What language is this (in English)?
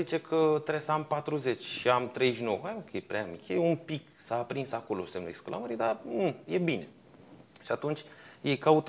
Romanian